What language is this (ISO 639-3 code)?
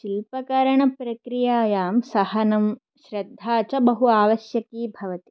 san